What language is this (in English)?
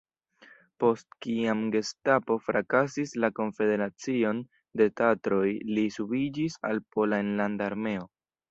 Esperanto